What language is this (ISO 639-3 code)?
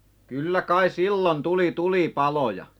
fin